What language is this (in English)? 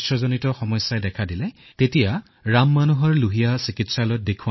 Assamese